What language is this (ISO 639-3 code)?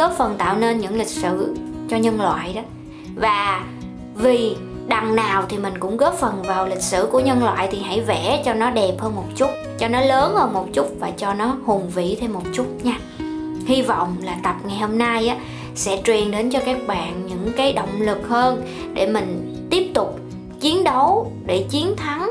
vie